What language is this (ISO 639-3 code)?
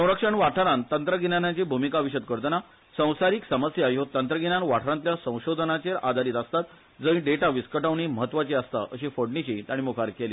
kok